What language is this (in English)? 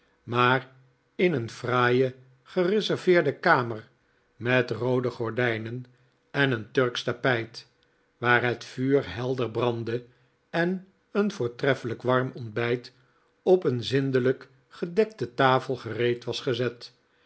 Dutch